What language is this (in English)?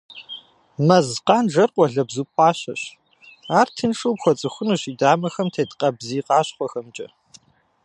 Kabardian